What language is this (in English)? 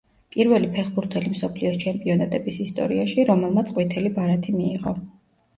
Georgian